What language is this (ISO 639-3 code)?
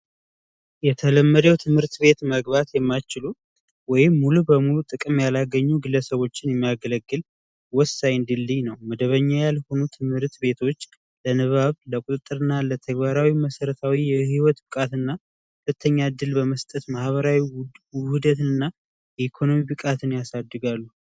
amh